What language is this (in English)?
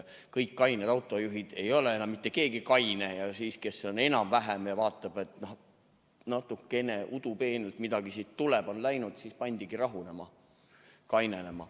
Estonian